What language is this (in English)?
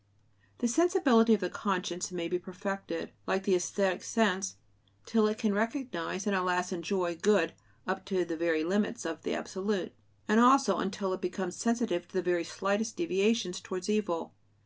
English